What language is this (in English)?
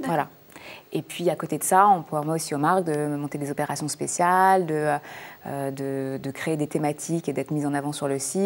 French